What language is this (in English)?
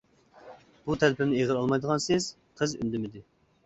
Uyghur